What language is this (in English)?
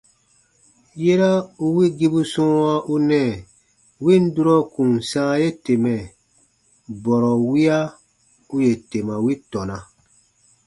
Baatonum